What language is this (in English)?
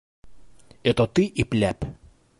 Bashkir